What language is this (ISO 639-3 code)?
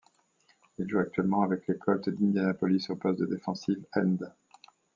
fra